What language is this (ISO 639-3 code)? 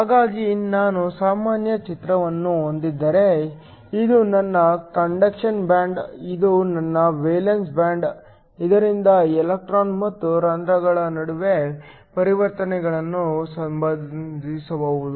kan